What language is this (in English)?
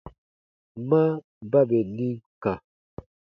Baatonum